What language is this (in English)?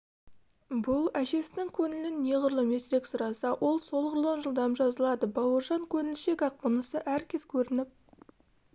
Kazakh